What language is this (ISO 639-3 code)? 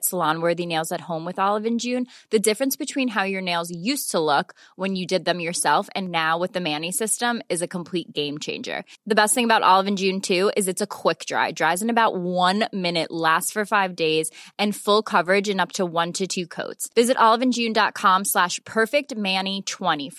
fil